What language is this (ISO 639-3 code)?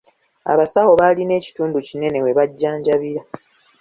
lug